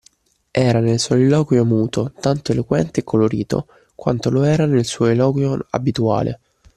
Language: Italian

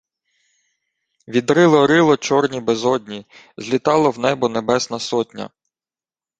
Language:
Ukrainian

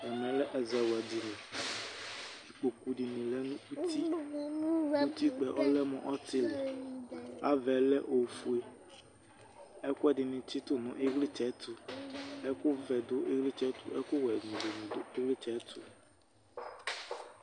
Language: Ikposo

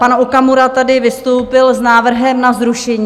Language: Czech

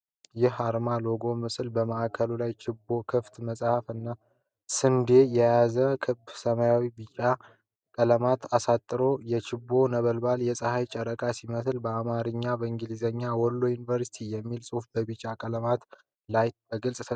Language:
Amharic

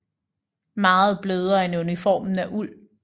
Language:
Danish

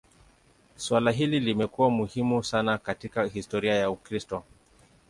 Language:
Swahili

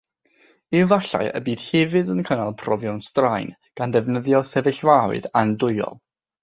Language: Welsh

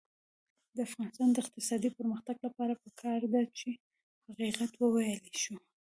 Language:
Pashto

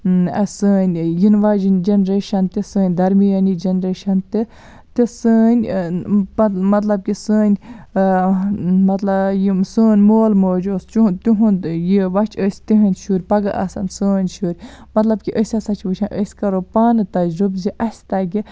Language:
Kashmiri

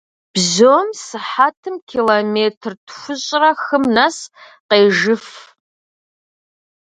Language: Kabardian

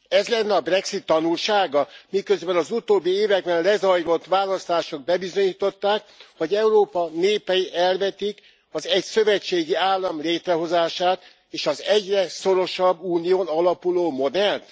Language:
Hungarian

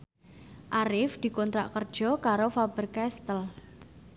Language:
Javanese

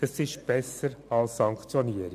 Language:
Swiss German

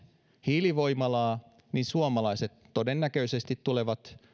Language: Finnish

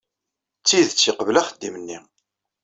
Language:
Kabyle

